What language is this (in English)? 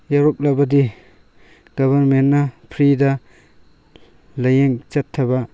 Manipuri